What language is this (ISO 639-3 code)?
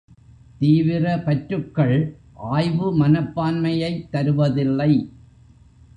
tam